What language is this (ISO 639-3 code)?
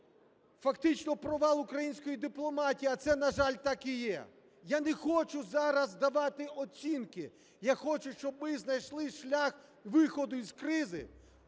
ukr